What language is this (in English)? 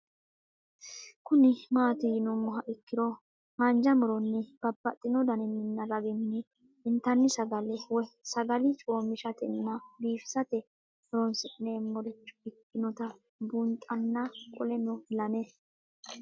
Sidamo